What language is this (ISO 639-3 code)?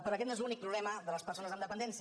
cat